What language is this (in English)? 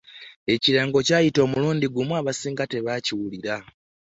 Ganda